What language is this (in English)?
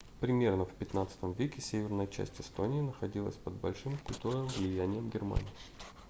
Russian